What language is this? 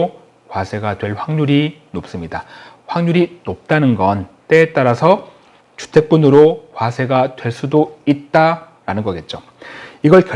Korean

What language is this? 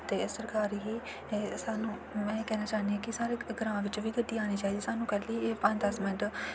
Dogri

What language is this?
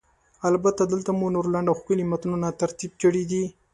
Pashto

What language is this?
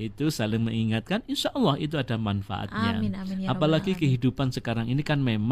Indonesian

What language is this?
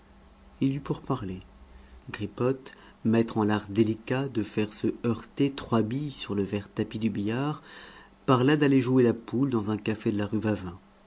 French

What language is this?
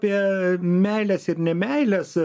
Lithuanian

